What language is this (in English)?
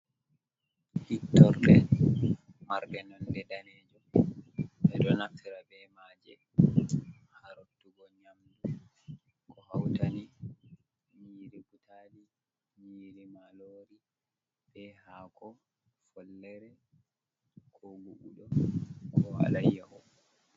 Fula